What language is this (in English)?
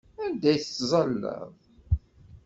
Kabyle